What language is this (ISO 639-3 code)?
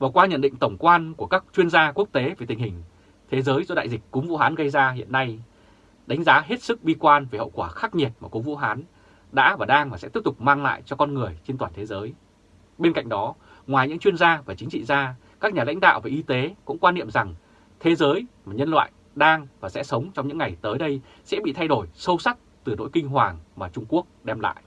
vie